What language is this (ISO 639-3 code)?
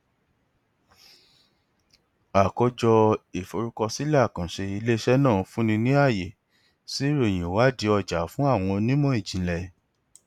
yor